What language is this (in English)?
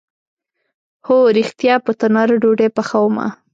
Pashto